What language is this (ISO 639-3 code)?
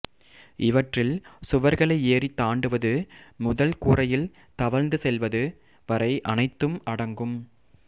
tam